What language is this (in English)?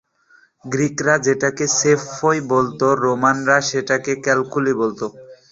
Bangla